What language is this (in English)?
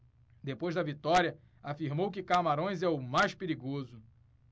Portuguese